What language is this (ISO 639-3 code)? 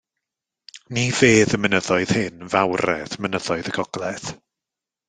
cym